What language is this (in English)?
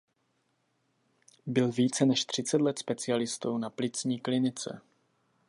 Czech